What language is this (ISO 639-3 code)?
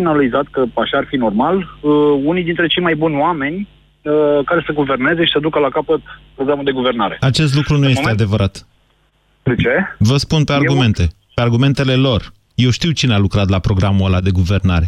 ron